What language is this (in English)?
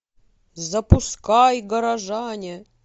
Russian